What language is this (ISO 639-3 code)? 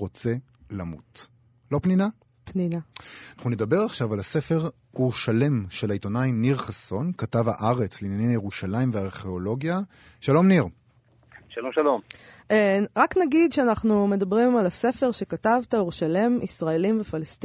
heb